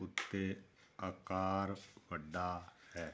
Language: Punjabi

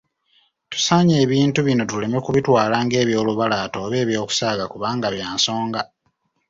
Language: Ganda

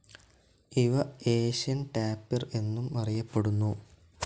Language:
Malayalam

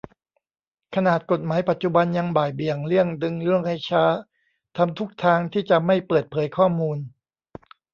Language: Thai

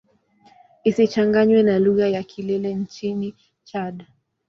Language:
Swahili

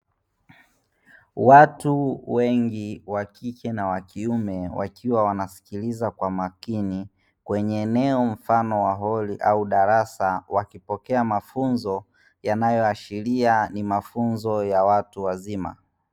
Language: Swahili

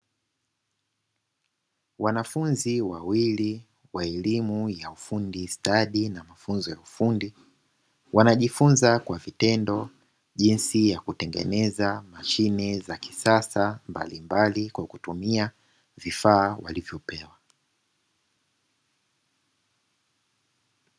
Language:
Swahili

